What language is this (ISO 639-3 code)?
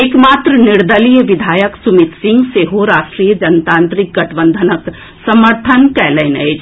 mai